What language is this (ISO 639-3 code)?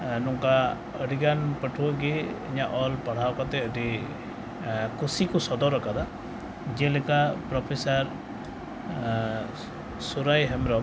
sat